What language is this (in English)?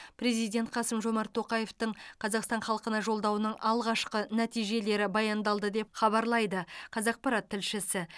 Kazakh